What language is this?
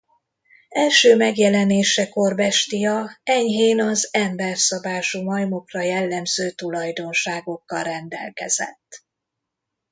Hungarian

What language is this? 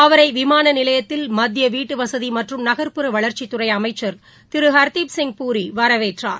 Tamil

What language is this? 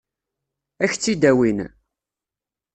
Kabyle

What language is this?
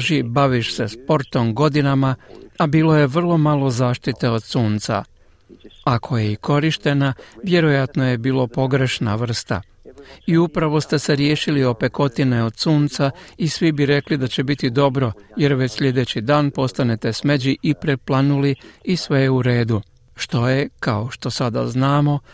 Croatian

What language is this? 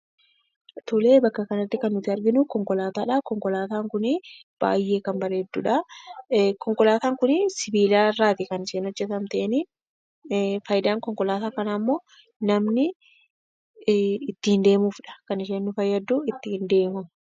Oromo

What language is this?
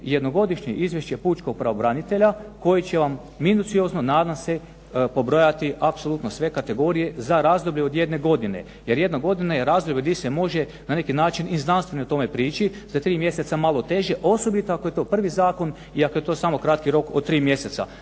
Croatian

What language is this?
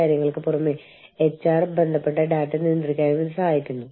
Malayalam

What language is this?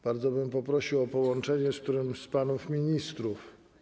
Polish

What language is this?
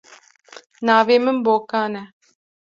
Kurdish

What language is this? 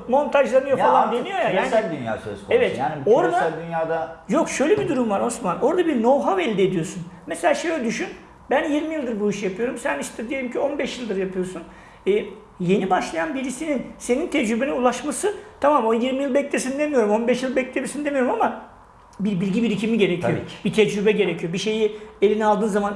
Turkish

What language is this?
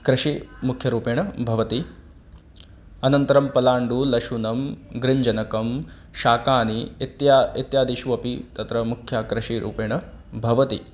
Sanskrit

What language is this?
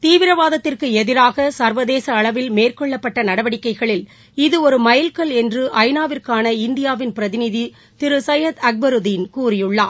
Tamil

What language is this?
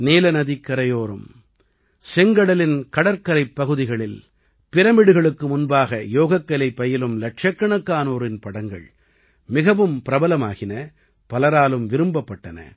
Tamil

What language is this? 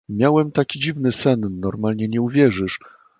Polish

